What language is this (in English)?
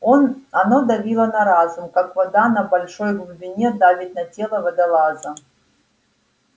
Russian